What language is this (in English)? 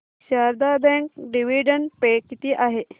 Marathi